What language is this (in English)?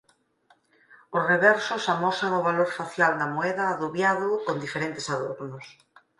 Galician